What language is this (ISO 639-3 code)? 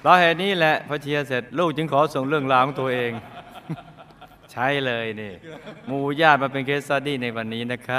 tha